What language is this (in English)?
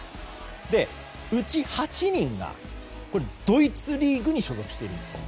Japanese